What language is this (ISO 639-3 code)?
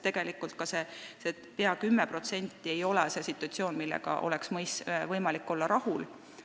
est